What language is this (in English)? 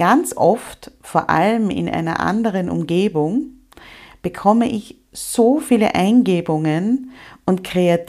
German